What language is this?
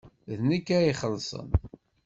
Kabyle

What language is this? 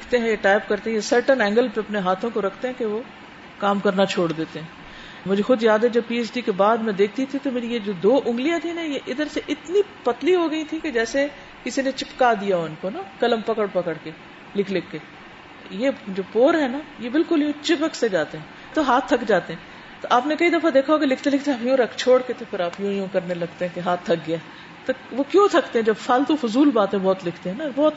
Urdu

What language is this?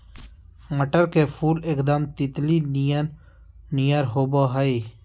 Magahi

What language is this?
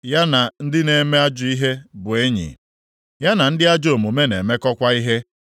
Igbo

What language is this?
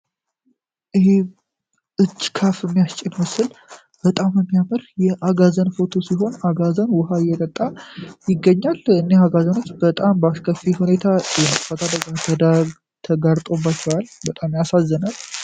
Amharic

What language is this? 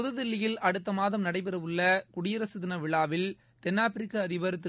Tamil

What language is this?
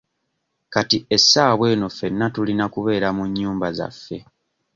Ganda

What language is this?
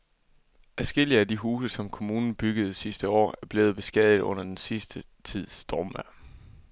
Danish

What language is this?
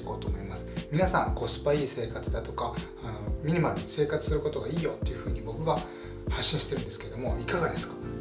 Japanese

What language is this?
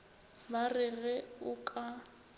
Northern Sotho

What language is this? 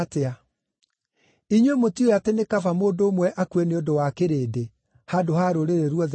Kikuyu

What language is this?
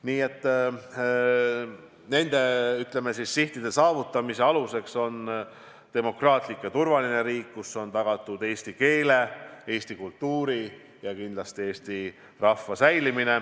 Estonian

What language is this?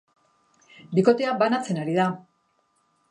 Basque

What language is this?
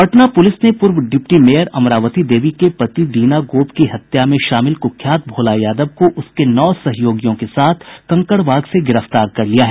Hindi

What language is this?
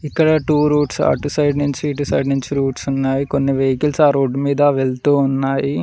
Telugu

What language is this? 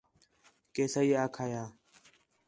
Khetrani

